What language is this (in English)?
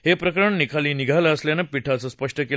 Marathi